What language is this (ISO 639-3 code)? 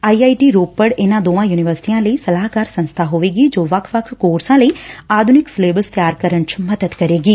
pan